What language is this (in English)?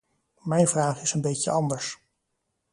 Dutch